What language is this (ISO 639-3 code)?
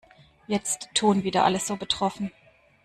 deu